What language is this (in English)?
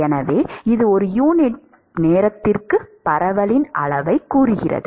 Tamil